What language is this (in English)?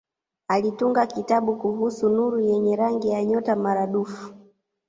Swahili